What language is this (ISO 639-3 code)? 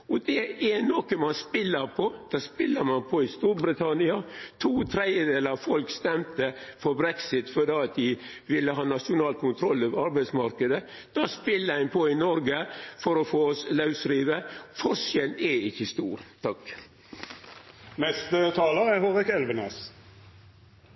nno